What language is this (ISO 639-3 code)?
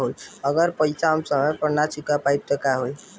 bho